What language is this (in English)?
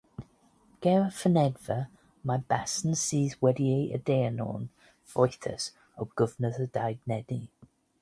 Welsh